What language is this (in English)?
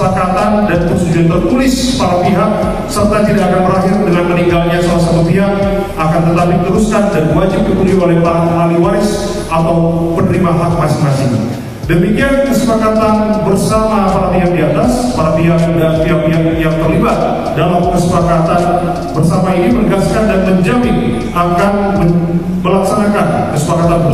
Indonesian